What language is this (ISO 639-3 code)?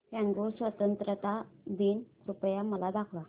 mar